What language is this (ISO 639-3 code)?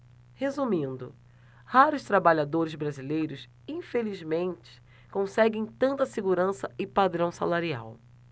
por